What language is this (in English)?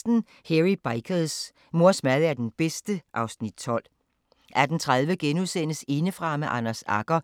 Danish